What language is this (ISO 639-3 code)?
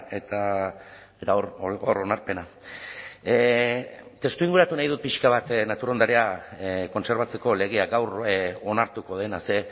eus